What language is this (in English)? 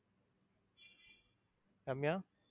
Tamil